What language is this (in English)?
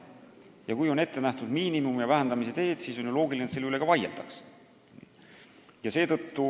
Estonian